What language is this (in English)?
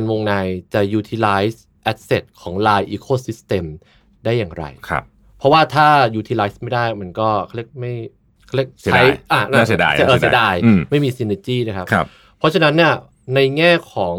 Thai